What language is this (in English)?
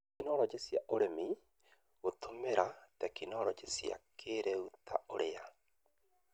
Kikuyu